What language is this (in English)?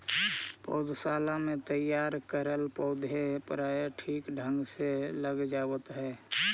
Magahi